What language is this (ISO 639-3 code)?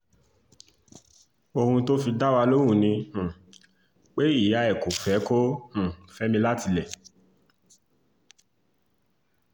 yor